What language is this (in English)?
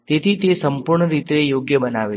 Gujarati